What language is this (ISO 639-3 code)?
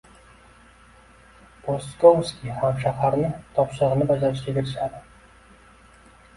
uzb